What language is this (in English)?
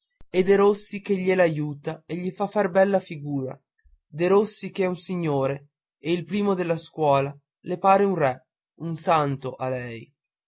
Italian